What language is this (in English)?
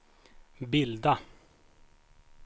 Swedish